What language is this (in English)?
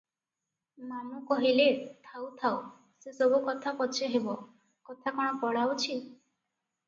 Odia